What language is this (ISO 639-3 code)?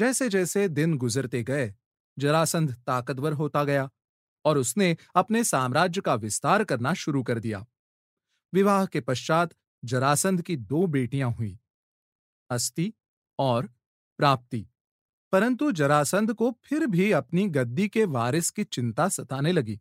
hin